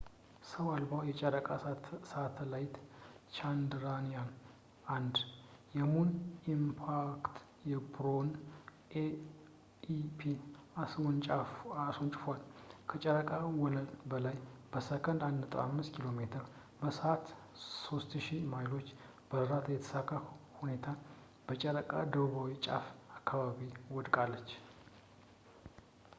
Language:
Amharic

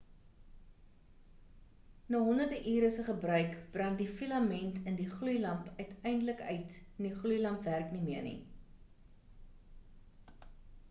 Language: Afrikaans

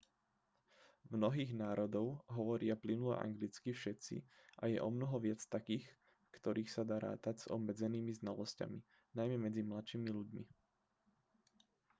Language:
Slovak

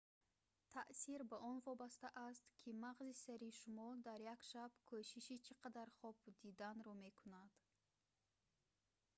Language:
Tajik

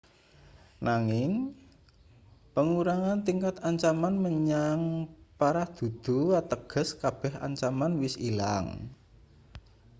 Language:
Javanese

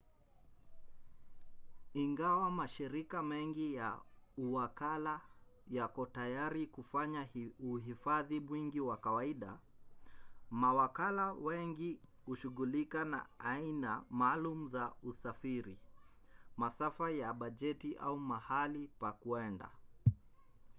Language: Swahili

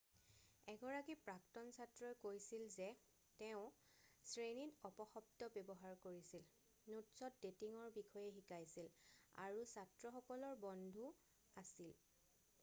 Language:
Assamese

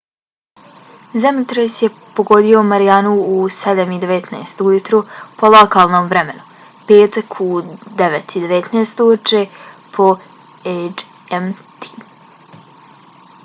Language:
Bosnian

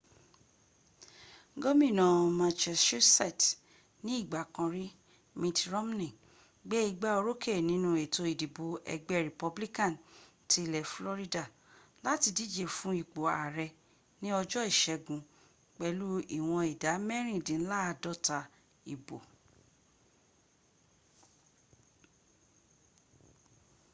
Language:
Yoruba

